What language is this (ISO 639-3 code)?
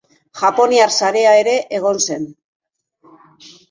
eus